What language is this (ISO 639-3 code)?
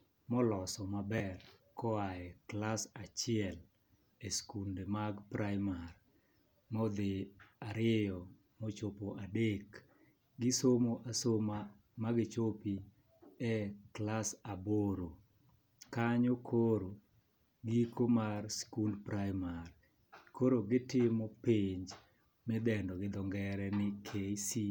luo